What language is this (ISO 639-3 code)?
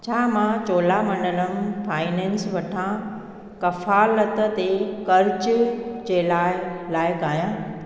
snd